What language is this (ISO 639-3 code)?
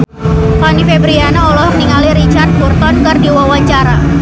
sun